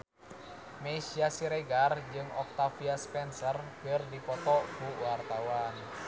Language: Sundanese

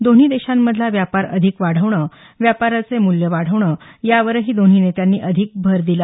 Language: Marathi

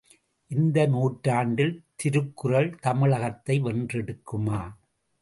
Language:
Tamil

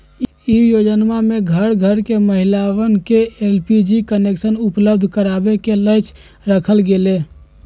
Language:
Magahi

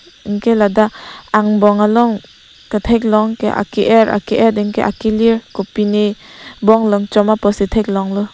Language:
Karbi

